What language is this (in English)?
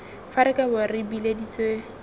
Tswana